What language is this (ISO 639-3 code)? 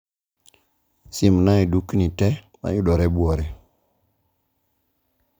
luo